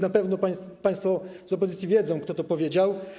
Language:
Polish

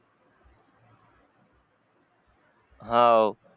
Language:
Marathi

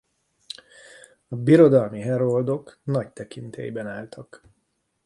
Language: Hungarian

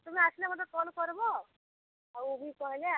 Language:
Odia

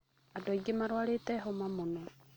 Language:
Kikuyu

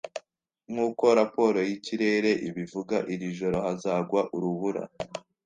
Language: Kinyarwanda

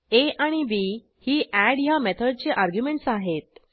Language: Marathi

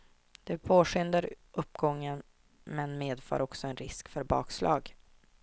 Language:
Swedish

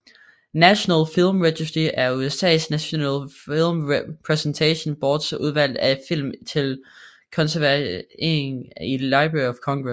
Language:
Danish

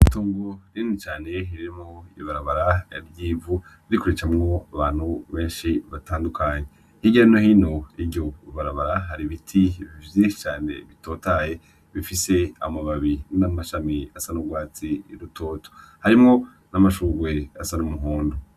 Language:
Rundi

